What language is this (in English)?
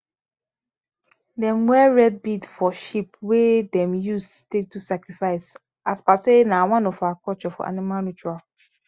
Nigerian Pidgin